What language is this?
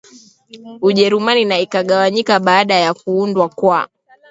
Swahili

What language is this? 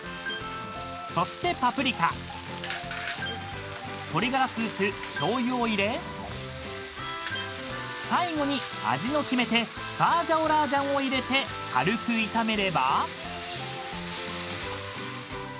Japanese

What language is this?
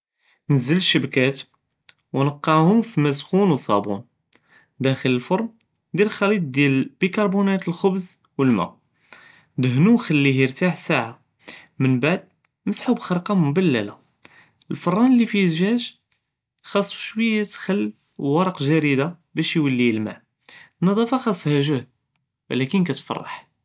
Judeo-Arabic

